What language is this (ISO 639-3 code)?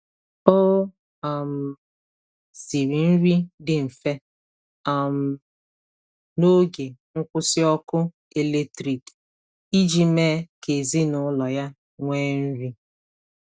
ibo